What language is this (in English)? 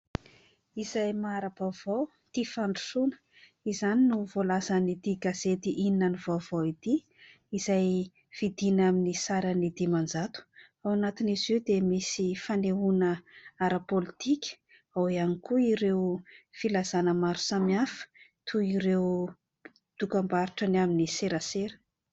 Malagasy